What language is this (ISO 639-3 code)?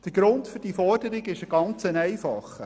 gsw